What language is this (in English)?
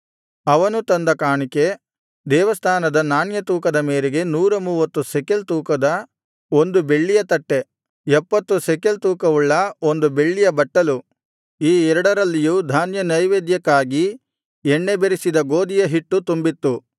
Kannada